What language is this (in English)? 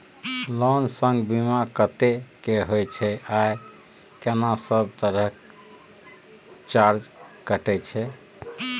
Maithili